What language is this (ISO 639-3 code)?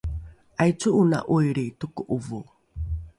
dru